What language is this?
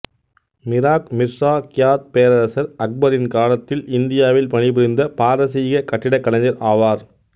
Tamil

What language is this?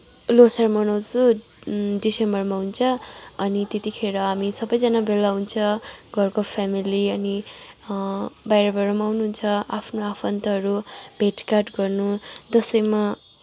Nepali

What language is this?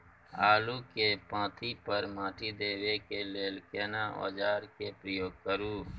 Maithili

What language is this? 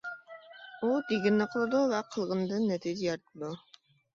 Uyghur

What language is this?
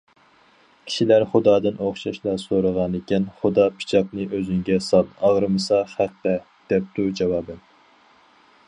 Uyghur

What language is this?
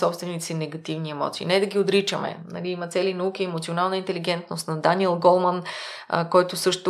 Bulgarian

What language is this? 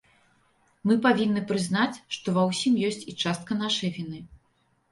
Belarusian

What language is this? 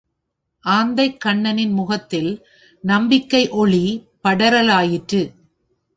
Tamil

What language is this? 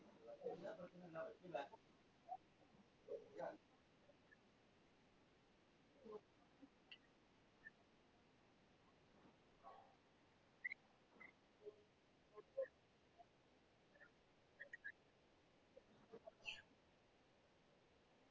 Tamil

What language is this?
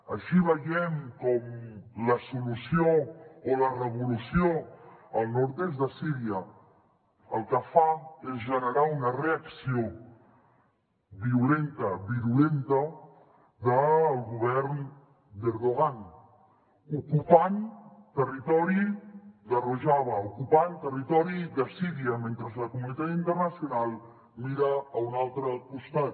Catalan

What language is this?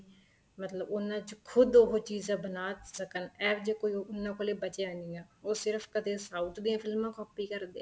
Punjabi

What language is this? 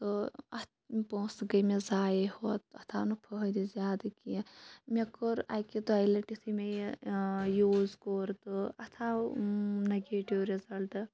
Kashmiri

